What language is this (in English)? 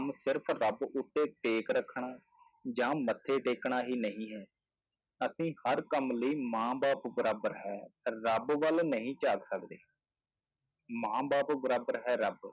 Punjabi